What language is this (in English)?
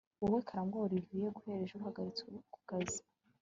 Kinyarwanda